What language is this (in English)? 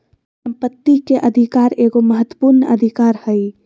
Magahi